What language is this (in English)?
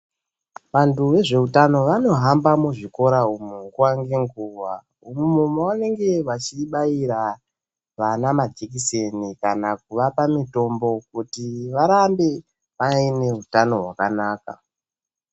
Ndau